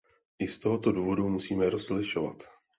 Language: Czech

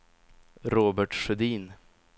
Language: Swedish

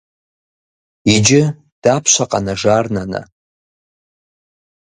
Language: Kabardian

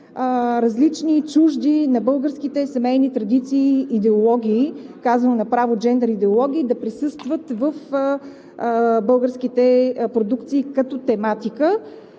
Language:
Bulgarian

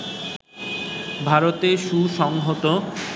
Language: Bangla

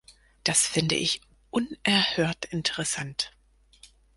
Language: German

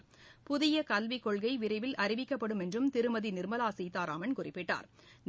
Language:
Tamil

